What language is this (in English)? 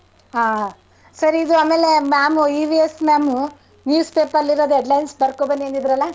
Kannada